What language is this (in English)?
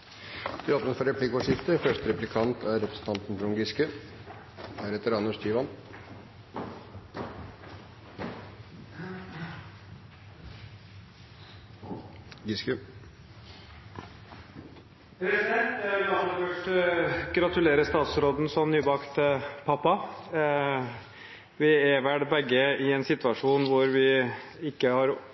Norwegian Bokmål